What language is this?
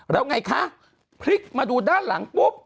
Thai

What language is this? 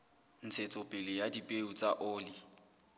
Southern Sotho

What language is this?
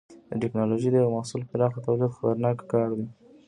Pashto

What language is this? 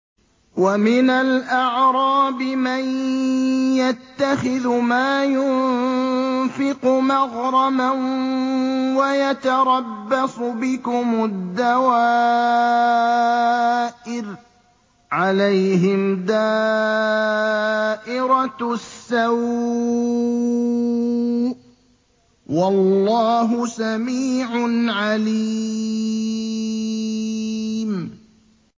Arabic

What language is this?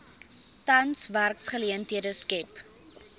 Afrikaans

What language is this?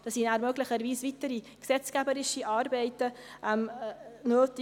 Swiss German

